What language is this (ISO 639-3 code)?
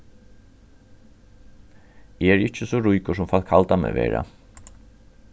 fao